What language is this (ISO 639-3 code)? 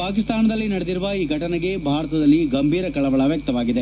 kan